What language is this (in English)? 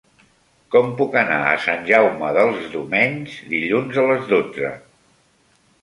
Catalan